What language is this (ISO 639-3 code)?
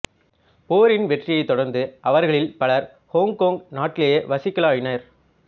tam